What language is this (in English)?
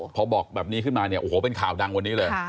Thai